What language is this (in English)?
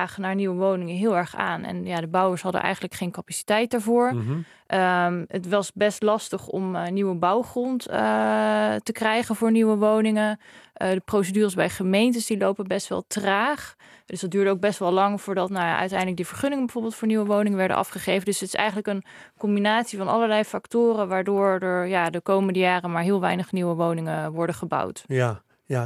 Dutch